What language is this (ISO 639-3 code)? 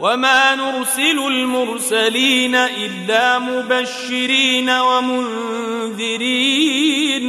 ara